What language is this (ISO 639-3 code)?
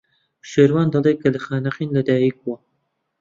ckb